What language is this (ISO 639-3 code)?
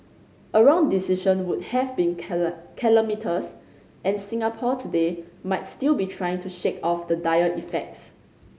eng